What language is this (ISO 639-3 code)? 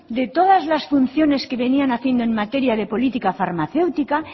spa